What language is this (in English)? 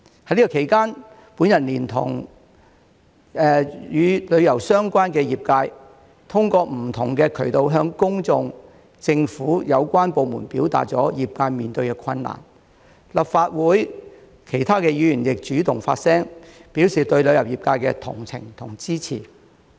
Cantonese